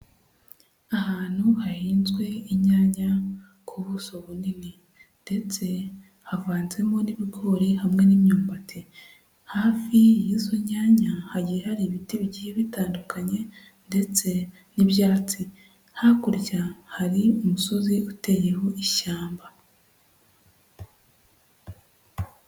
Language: Kinyarwanda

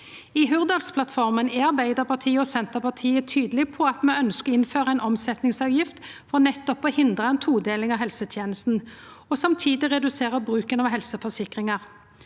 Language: Norwegian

